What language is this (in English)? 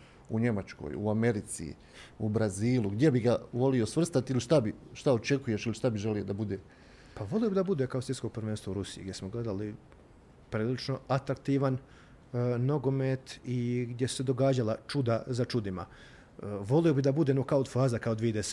Croatian